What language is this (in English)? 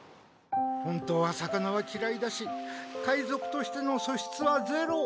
Japanese